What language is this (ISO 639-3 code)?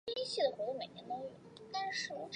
zho